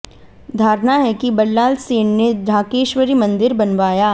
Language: Hindi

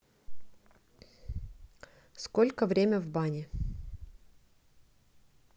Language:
Russian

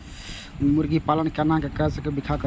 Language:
Maithili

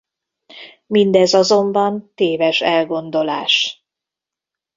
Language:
Hungarian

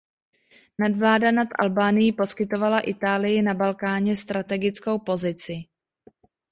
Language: Czech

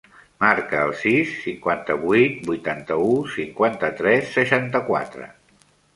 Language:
Catalan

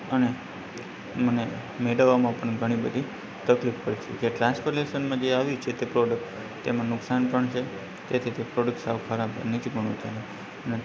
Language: Gujarati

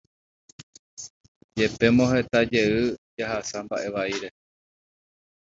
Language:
Guarani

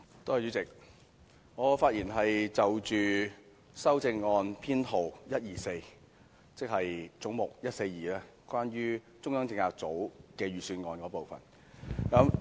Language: Cantonese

